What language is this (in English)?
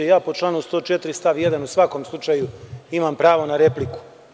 Serbian